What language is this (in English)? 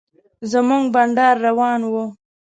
Pashto